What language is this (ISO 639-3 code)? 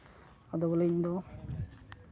sat